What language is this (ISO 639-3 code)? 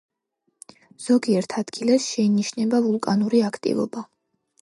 kat